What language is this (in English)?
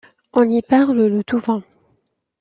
French